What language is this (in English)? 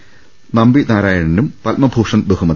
Malayalam